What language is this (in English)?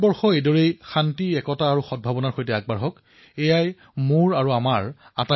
Assamese